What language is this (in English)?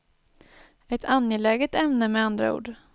Swedish